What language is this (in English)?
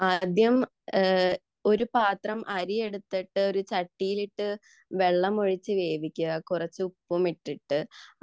Malayalam